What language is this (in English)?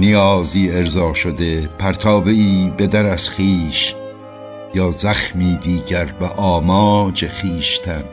Persian